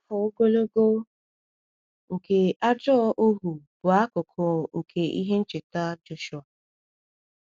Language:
Igbo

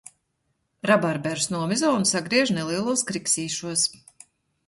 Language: Latvian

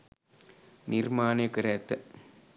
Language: Sinhala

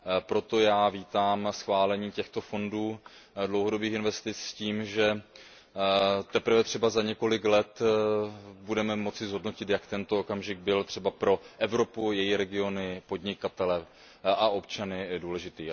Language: Czech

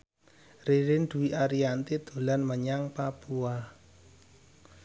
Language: Javanese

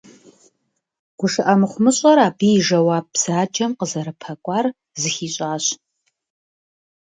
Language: Kabardian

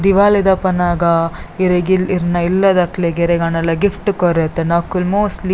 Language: Tulu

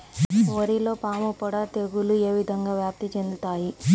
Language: Telugu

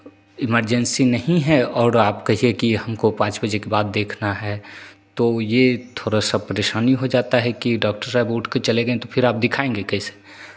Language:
Hindi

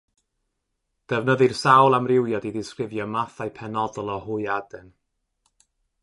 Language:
Welsh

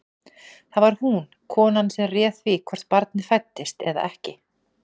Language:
Icelandic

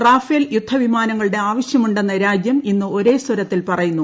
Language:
Malayalam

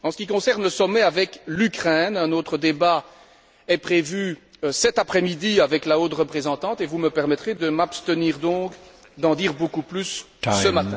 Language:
French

